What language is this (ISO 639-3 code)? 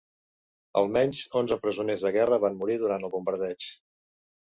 cat